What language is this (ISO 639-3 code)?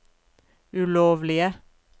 nor